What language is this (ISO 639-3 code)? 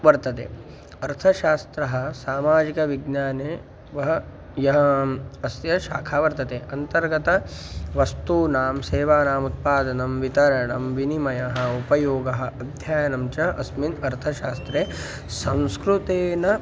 san